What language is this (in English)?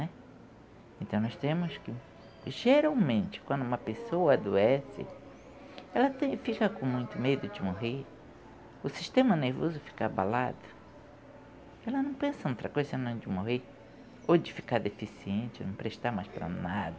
Portuguese